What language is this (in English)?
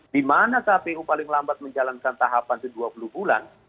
Indonesian